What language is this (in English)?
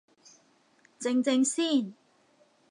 Cantonese